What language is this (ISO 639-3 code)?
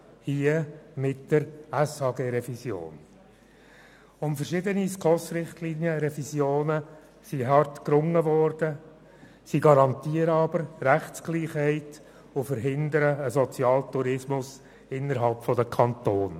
gsw